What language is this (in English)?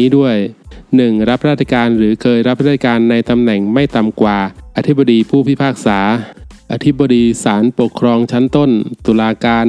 Thai